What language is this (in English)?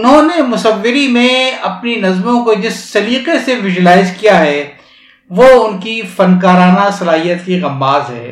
Urdu